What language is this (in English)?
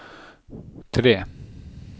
Norwegian